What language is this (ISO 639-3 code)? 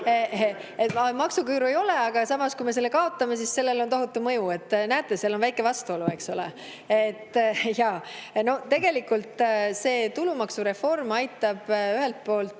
est